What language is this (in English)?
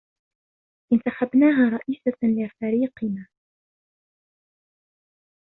Arabic